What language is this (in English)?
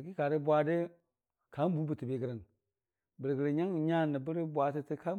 Dijim-Bwilim